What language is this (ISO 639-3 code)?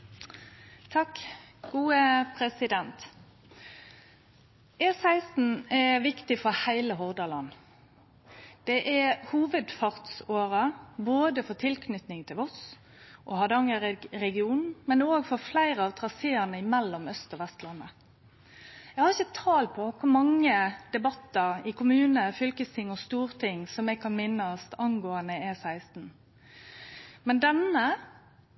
nno